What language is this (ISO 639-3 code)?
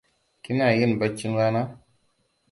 hau